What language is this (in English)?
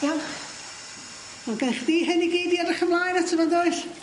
Welsh